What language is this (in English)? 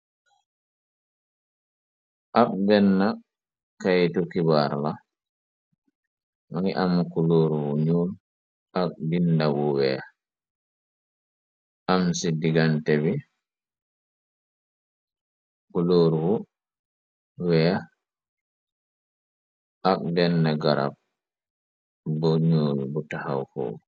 Wolof